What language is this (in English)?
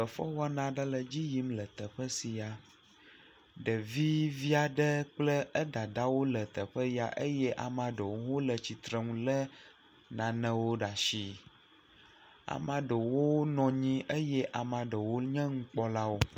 Ewe